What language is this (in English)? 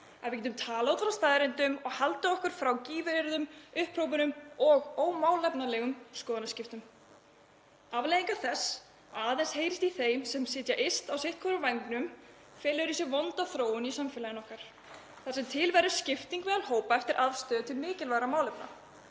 Icelandic